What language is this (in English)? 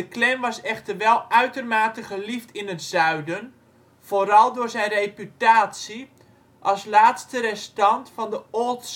Dutch